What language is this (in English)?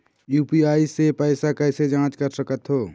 Chhattisgarhi